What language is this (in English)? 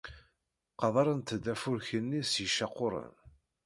Kabyle